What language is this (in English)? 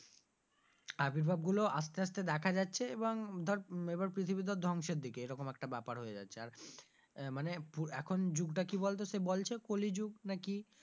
Bangla